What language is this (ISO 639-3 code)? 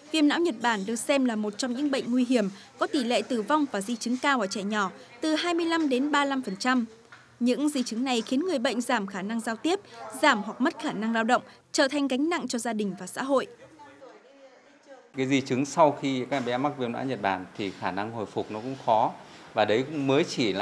vie